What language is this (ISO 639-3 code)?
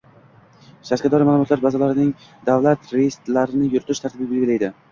uzb